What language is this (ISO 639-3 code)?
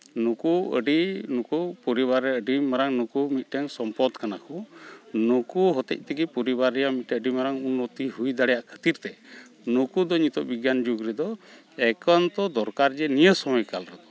sat